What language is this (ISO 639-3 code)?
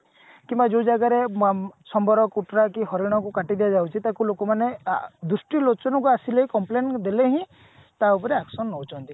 ori